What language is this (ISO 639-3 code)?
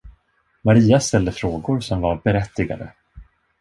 swe